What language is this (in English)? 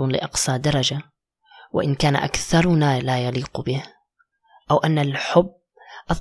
Arabic